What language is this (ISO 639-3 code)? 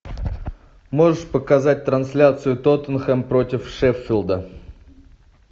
rus